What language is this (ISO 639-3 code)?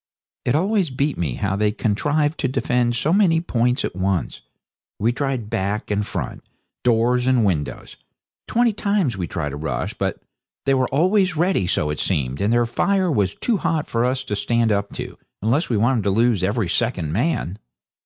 eng